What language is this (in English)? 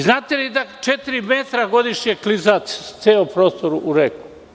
Serbian